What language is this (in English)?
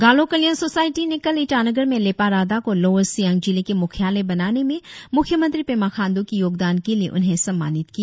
Hindi